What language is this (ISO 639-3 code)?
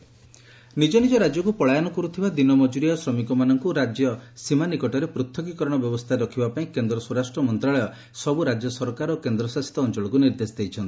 ori